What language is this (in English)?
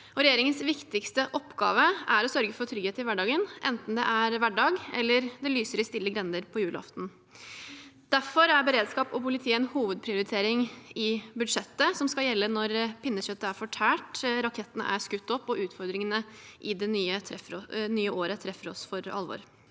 Norwegian